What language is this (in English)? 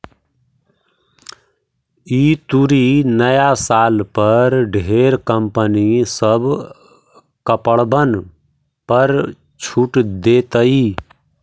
Magahi